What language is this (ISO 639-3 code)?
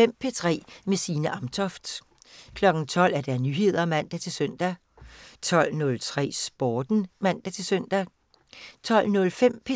dan